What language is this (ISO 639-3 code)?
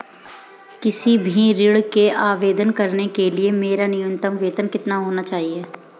hin